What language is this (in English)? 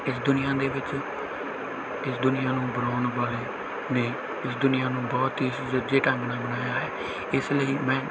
Punjabi